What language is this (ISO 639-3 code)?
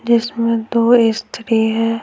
hin